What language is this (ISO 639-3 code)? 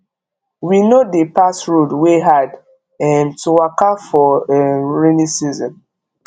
pcm